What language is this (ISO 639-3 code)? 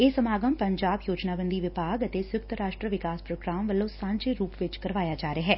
pan